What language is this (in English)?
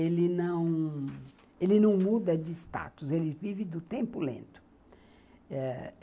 Portuguese